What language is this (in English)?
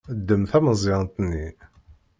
Kabyle